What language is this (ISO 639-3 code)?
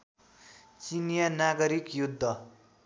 nep